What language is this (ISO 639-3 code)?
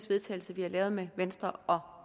dan